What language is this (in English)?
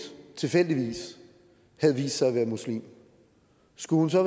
Danish